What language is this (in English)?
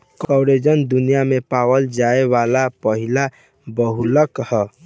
Bhojpuri